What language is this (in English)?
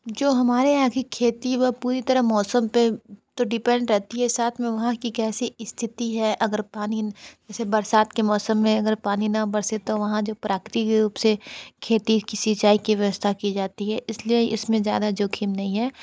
Hindi